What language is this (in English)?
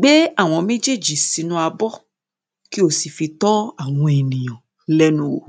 Yoruba